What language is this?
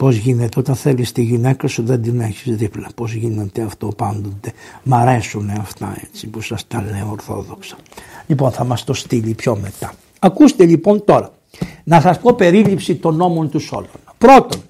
Greek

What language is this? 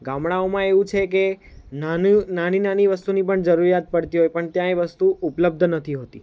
Gujarati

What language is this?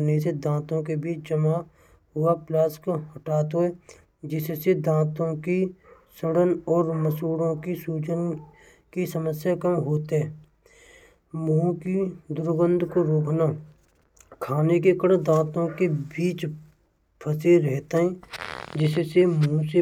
Braj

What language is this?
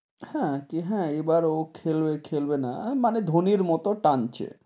Bangla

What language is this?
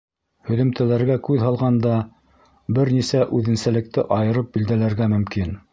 Bashkir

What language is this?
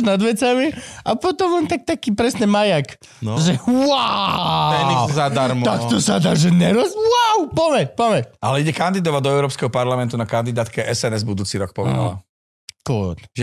Slovak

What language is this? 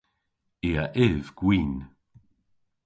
Cornish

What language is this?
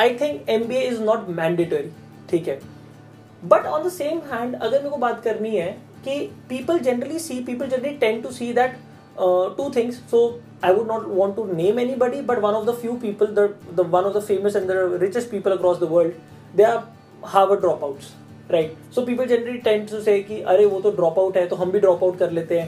Hindi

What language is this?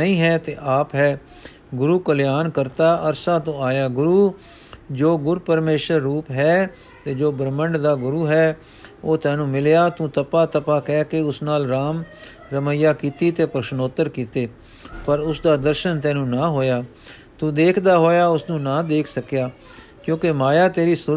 Punjabi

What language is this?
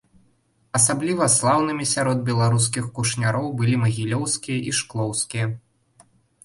Belarusian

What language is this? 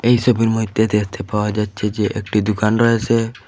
Bangla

